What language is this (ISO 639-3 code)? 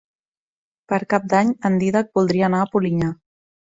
cat